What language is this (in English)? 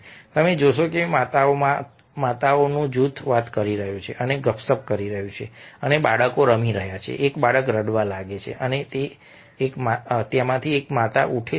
Gujarati